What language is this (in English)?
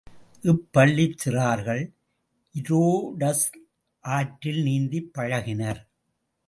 Tamil